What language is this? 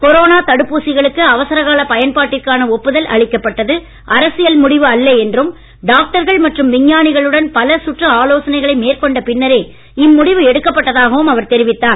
Tamil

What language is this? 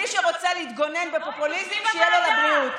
Hebrew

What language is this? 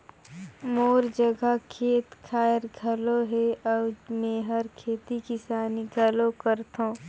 Chhattisgarhi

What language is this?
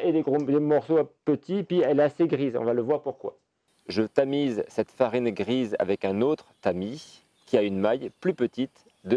French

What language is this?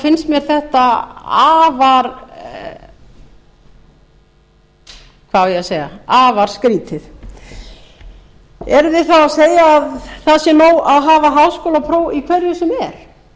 Icelandic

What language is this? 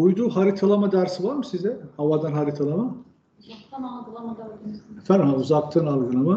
Turkish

